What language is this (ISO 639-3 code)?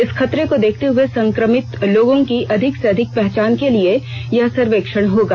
hin